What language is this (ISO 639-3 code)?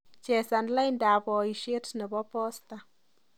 kln